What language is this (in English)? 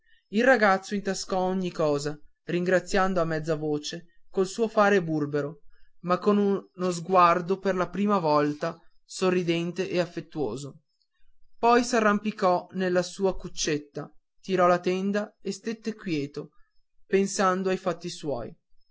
Italian